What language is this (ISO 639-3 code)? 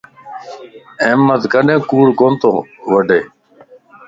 lss